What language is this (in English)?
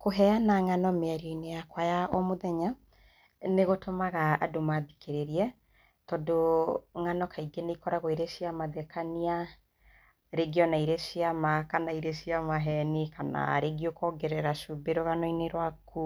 Kikuyu